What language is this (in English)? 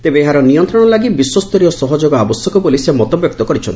Odia